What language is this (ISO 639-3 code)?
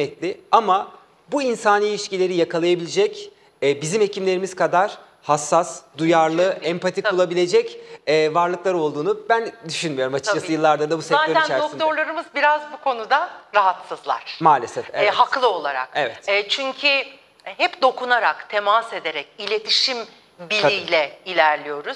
tur